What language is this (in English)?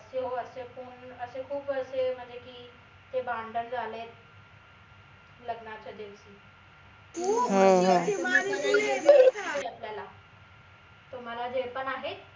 Marathi